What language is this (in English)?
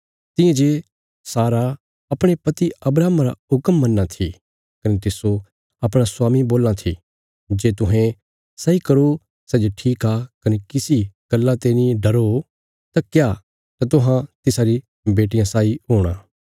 Bilaspuri